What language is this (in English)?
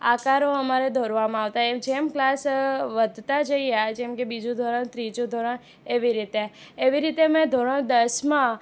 Gujarati